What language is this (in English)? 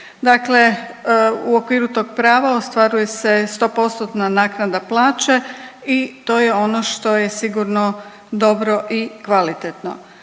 Croatian